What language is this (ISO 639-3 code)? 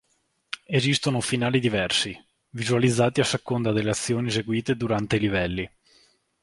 ita